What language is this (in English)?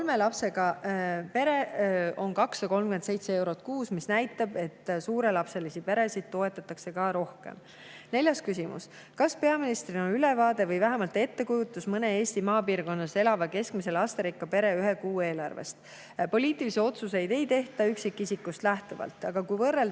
Estonian